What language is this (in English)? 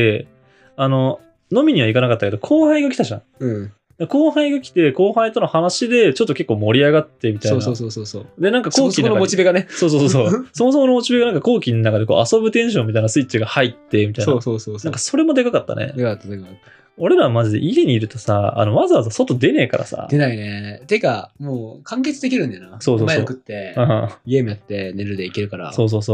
Japanese